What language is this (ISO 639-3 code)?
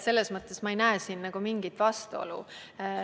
est